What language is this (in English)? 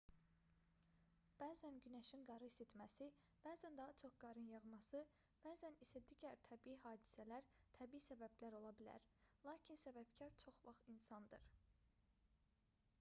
Azerbaijani